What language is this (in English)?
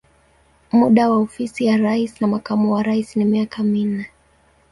Swahili